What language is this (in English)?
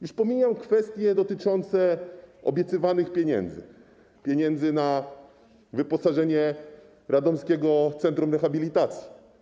Polish